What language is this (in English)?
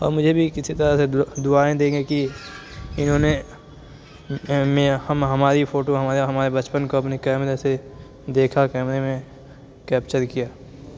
Urdu